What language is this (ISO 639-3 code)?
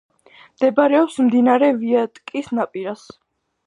kat